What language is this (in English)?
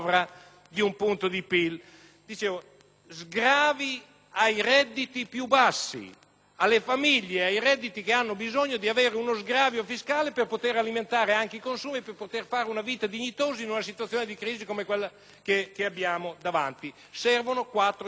Italian